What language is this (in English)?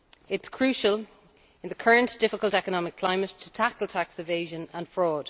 English